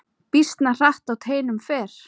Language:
Icelandic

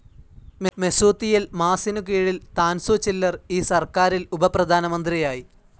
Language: Malayalam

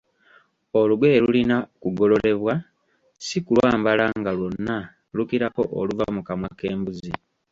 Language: Ganda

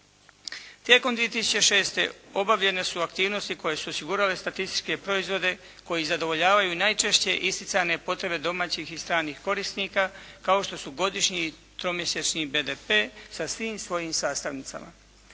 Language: Croatian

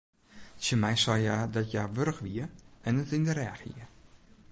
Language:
Western Frisian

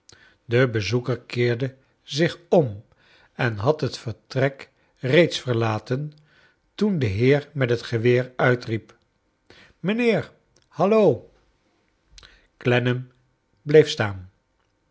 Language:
Dutch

